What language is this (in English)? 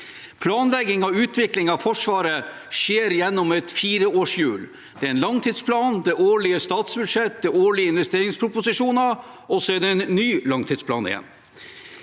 Norwegian